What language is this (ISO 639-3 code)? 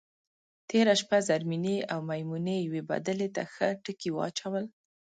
pus